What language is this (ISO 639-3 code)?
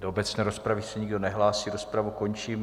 ces